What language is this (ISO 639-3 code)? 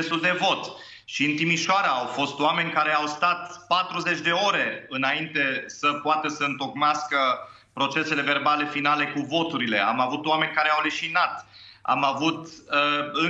ron